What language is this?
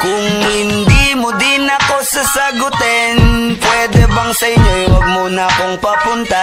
Russian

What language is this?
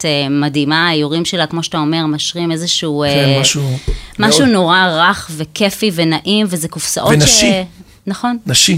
Hebrew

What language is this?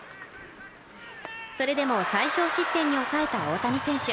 Japanese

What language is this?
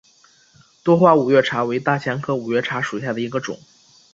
Chinese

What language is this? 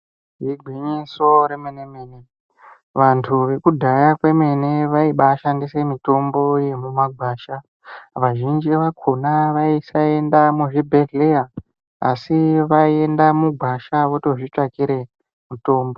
Ndau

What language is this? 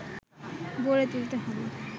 Bangla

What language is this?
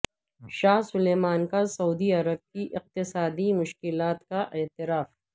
Urdu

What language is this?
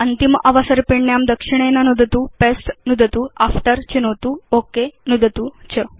Sanskrit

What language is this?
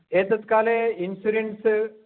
Sanskrit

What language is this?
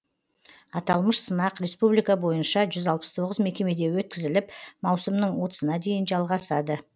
Kazakh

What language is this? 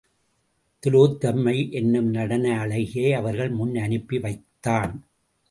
Tamil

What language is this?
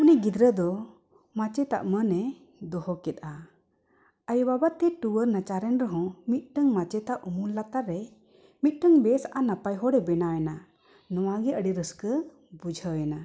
Santali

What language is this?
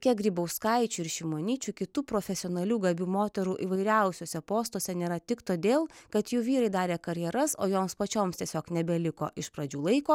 Lithuanian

